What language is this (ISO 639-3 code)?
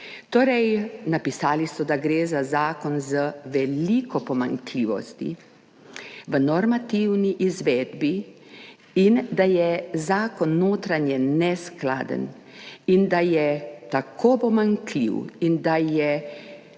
slv